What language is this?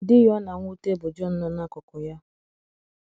Igbo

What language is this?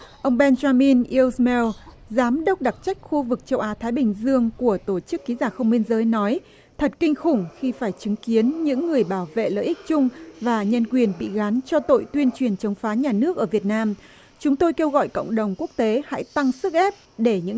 Vietnamese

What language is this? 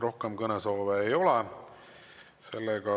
Estonian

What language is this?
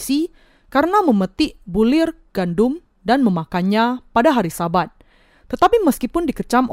Indonesian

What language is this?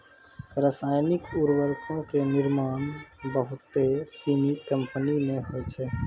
Maithili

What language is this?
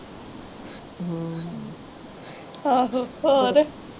Punjabi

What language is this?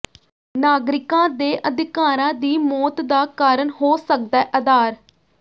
Punjabi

